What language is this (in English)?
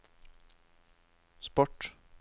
Norwegian